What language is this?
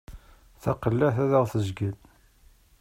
Kabyle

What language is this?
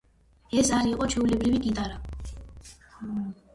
Georgian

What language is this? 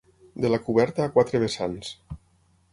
Catalan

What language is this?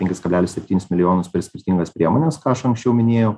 Lithuanian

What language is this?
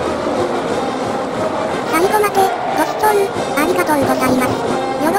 Japanese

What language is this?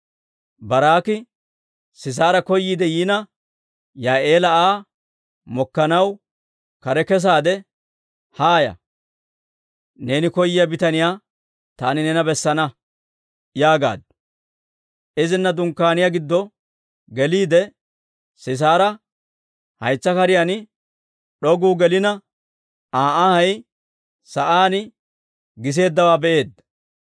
Dawro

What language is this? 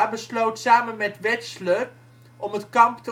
Dutch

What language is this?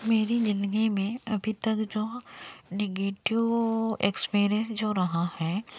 Hindi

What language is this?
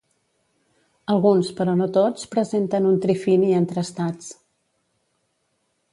Catalan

